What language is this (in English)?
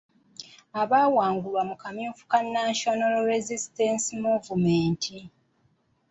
Ganda